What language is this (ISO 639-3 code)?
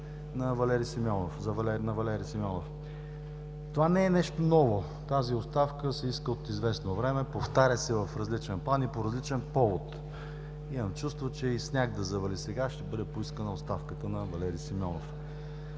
bul